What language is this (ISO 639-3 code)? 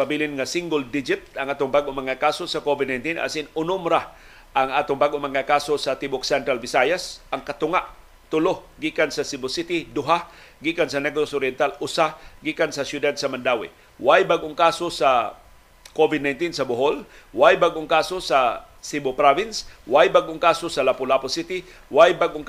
fil